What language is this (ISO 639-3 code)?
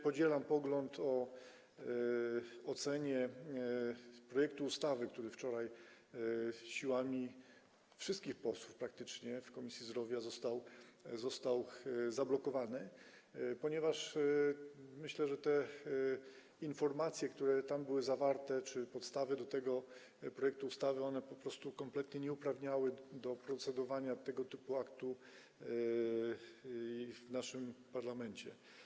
pol